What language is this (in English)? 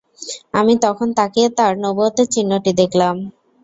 Bangla